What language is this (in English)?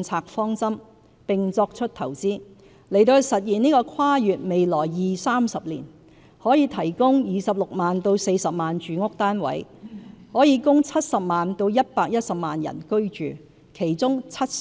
Cantonese